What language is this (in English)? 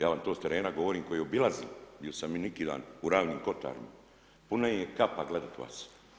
Croatian